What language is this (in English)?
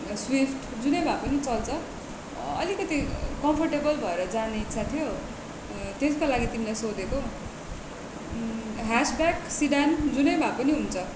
Nepali